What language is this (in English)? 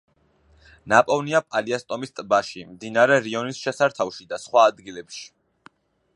Georgian